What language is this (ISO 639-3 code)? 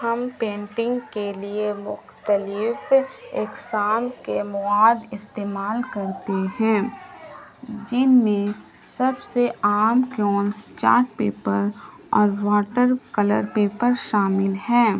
urd